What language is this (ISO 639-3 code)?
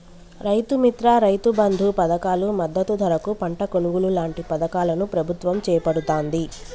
tel